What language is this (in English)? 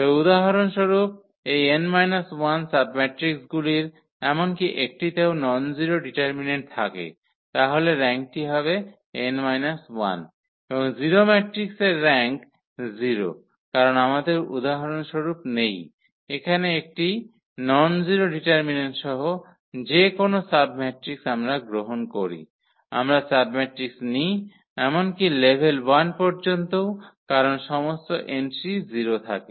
Bangla